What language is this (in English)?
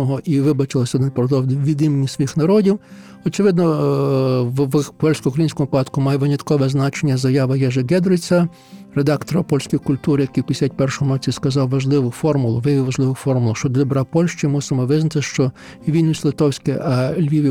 Ukrainian